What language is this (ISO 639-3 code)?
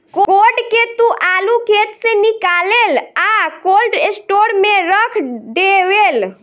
bho